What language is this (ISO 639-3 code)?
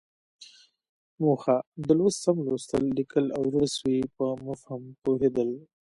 pus